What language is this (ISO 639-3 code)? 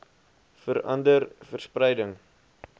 afr